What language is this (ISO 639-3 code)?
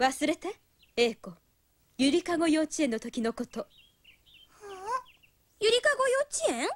jpn